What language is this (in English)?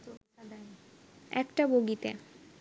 Bangla